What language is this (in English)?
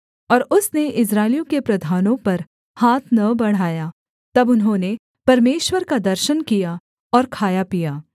Hindi